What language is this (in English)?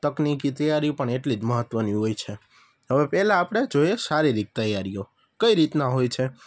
Gujarati